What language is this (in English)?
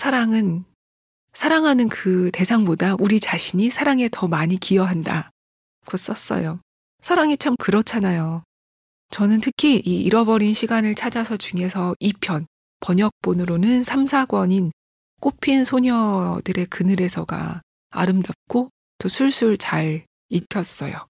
Korean